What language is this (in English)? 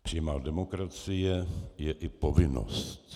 Czech